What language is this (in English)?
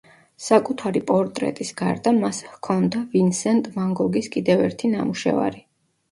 Georgian